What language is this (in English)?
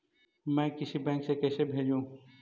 Magahi